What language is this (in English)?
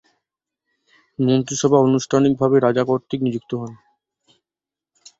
Bangla